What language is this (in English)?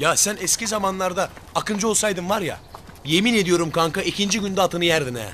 Turkish